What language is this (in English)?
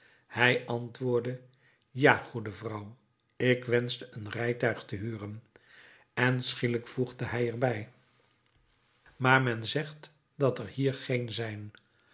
Dutch